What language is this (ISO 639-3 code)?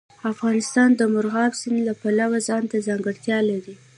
pus